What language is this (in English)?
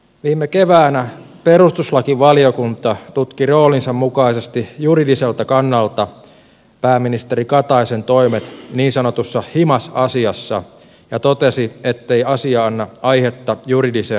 Finnish